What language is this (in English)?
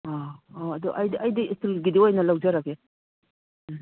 Manipuri